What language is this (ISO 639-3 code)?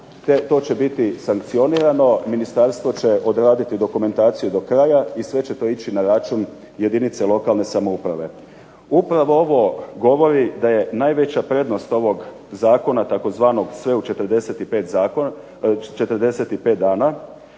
hrv